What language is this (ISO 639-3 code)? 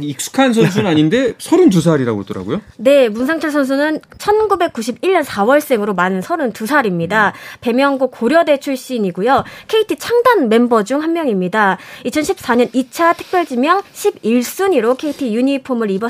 kor